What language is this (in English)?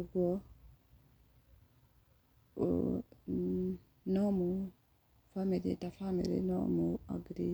Kikuyu